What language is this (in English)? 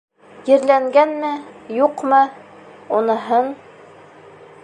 Bashkir